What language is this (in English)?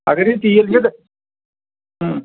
Kashmiri